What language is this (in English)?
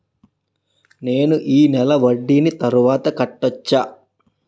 Telugu